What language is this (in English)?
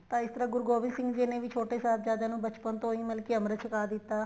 Punjabi